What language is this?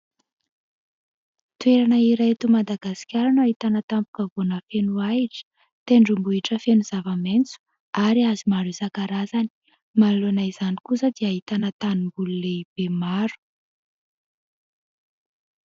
Malagasy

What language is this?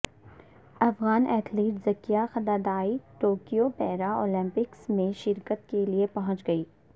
Urdu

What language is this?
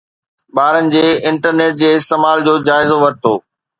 Sindhi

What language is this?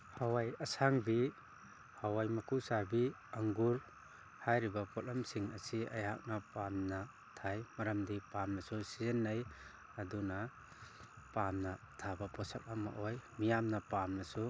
Manipuri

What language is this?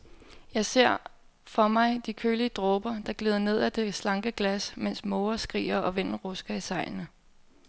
Danish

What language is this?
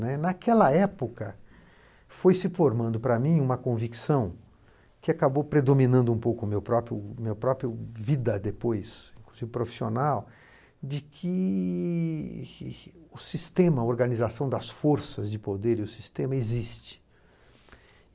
Portuguese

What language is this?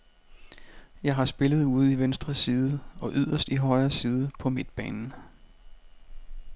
Danish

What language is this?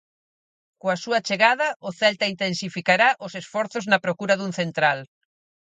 Galician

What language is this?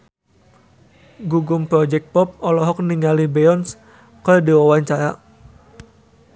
Sundanese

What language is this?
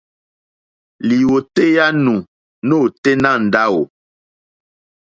Mokpwe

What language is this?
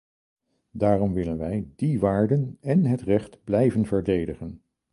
Dutch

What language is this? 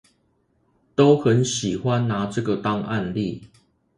Chinese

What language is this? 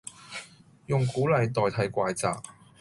Cantonese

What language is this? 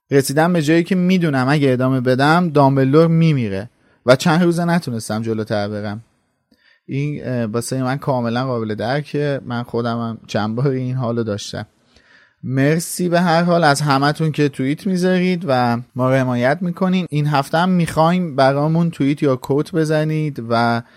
Persian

